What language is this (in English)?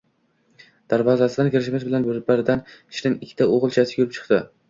Uzbek